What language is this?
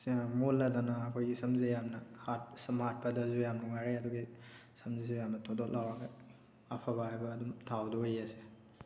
Manipuri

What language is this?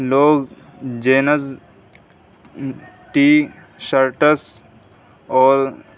Urdu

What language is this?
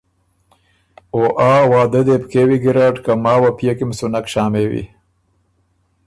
Ormuri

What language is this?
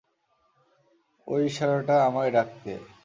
Bangla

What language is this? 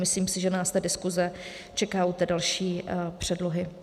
Czech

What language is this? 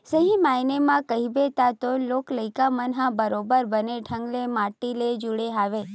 Chhattisgarhi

